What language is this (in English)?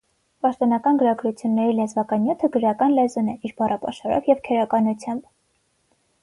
Armenian